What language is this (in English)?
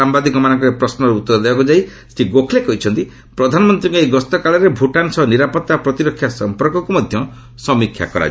Odia